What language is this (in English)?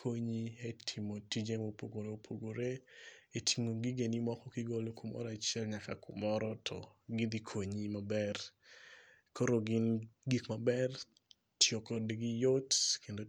Luo (Kenya and Tanzania)